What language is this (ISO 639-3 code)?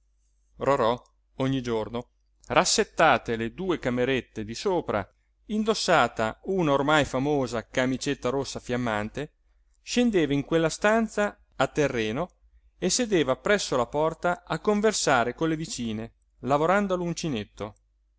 ita